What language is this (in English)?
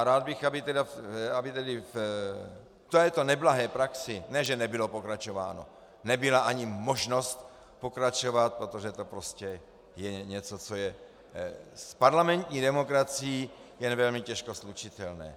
Czech